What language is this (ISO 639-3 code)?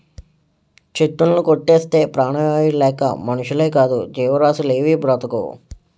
tel